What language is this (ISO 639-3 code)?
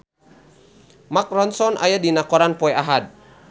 sun